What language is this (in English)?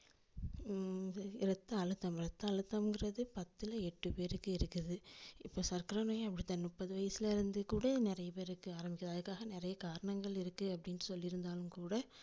Tamil